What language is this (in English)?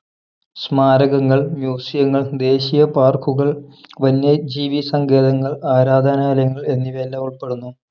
Malayalam